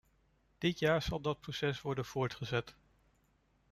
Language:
Dutch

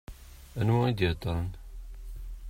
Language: Kabyle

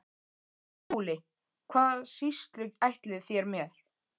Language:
Icelandic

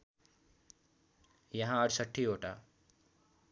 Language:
Nepali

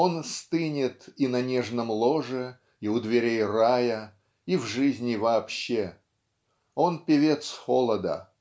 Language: Russian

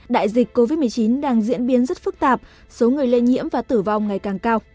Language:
Vietnamese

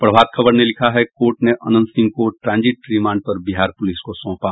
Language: Hindi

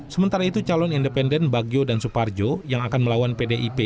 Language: Indonesian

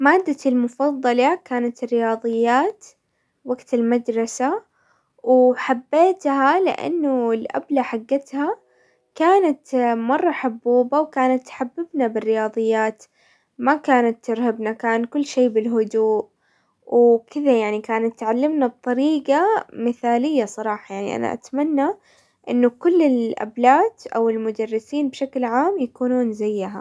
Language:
Hijazi Arabic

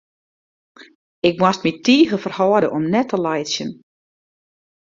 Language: Western Frisian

